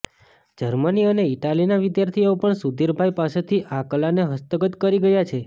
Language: Gujarati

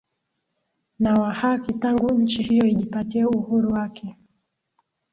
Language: Swahili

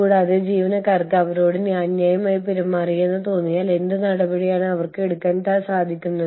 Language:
Malayalam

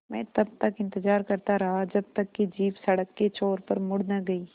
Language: Hindi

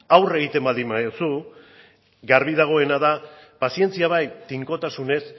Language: Basque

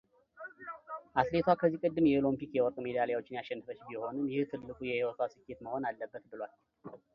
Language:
Amharic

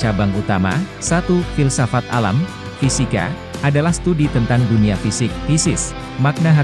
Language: Indonesian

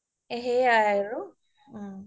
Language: Assamese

